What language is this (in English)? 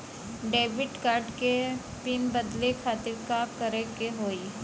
Bhojpuri